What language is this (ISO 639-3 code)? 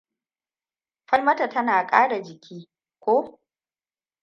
hau